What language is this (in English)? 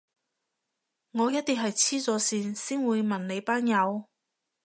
Cantonese